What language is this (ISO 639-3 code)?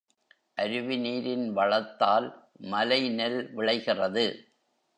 tam